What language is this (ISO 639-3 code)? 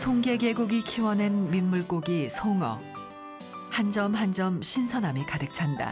kor